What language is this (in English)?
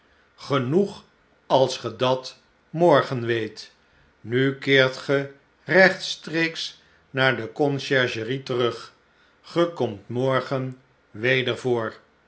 Dutch